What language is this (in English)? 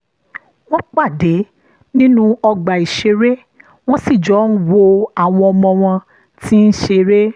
Yoruba